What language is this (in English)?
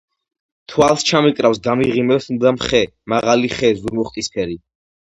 Georgian